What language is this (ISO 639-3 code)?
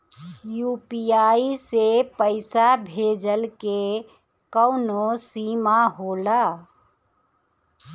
bho